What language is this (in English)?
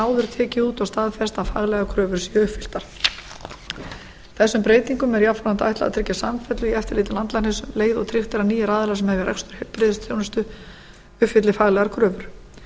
Icelandic